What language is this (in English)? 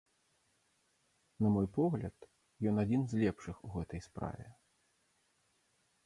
Belarusian